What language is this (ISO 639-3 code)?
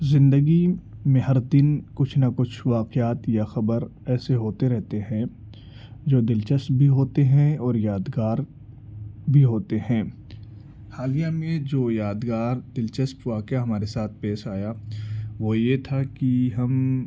urd